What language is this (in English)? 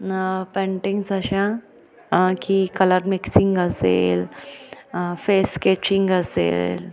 Marathi